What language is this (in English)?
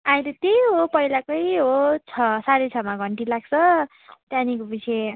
Nepali